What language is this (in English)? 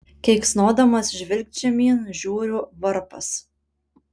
Lithuanian